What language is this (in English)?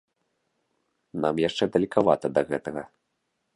Belarusian